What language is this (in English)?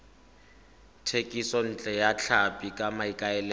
Tswana